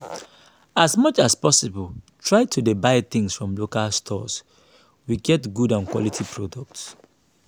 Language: Nigerian Pidgin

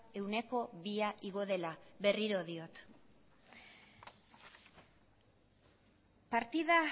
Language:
Basque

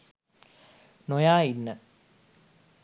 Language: Sinhala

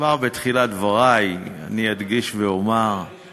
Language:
Hebrew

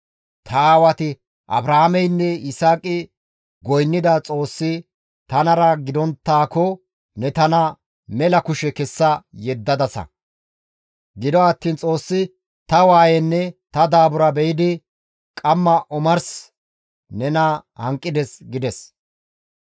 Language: Gamo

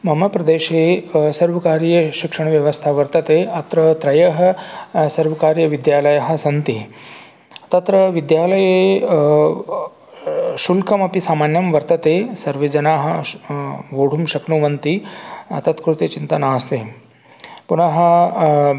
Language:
Sanskrit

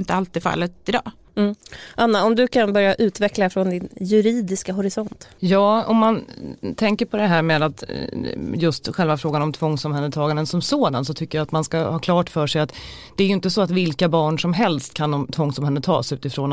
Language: Swedish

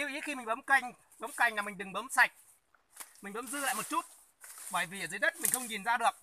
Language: Vietnamese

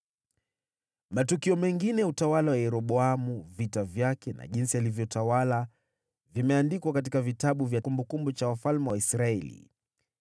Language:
Swahili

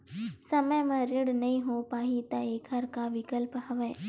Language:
Chhattisgarhi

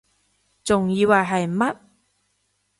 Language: Cantonese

